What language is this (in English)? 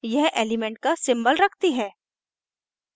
Hindi